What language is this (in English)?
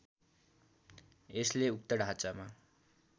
Nepali